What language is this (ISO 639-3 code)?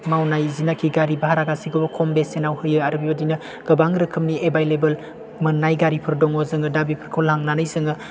brx